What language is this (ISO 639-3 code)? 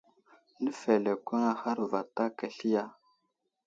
udl